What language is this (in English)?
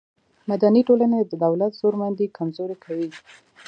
Pashto